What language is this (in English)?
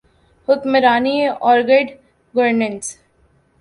Urdu